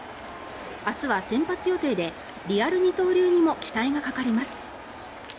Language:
Japanese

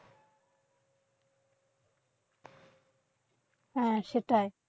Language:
Bangla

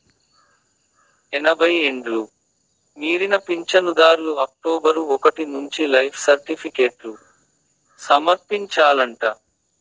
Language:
Telugu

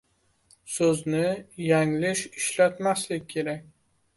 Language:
Uzbek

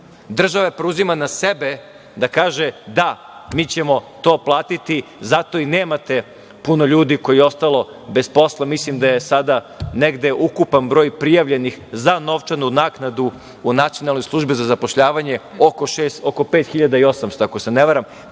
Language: Serbian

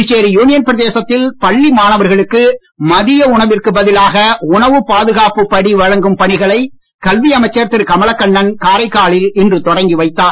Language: Tamil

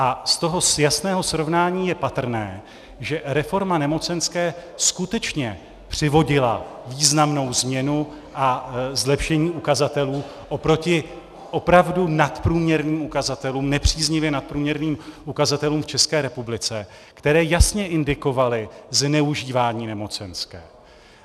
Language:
Czech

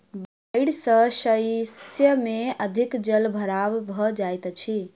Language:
Maithili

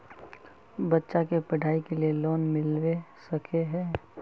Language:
Magahi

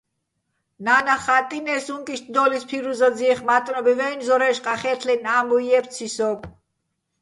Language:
Bats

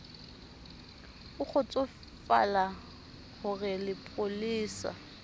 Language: Southern Sotho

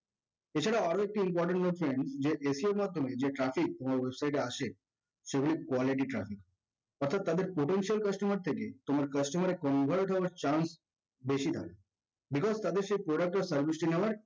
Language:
Bangla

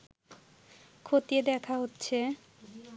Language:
Bangla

